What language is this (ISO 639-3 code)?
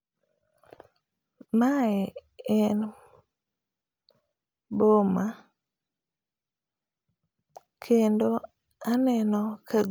luo